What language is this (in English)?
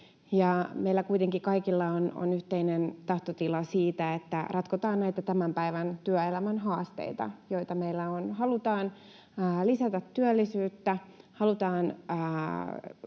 Finnish